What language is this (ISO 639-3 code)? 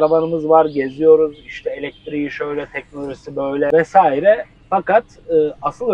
tur